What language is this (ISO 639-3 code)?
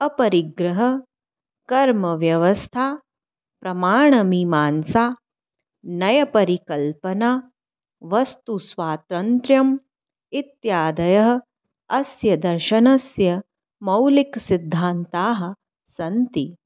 san